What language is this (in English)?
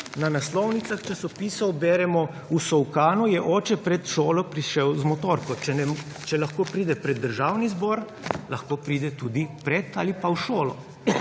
Slovenian